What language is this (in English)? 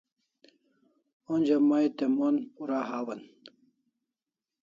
Kalasha